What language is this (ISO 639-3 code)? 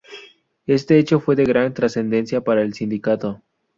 spa